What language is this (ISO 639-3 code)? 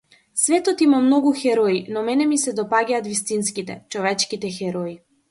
mkd